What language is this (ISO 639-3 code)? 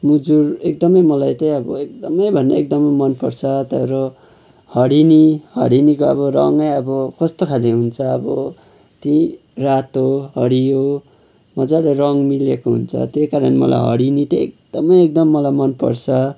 nep